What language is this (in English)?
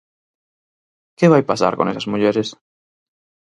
Galician